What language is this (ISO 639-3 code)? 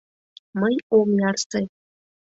chm